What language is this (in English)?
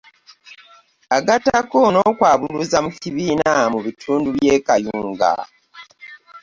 Ganda